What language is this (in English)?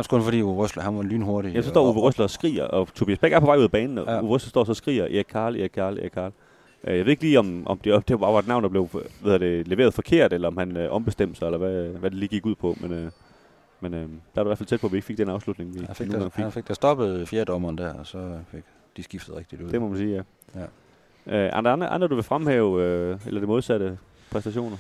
Danish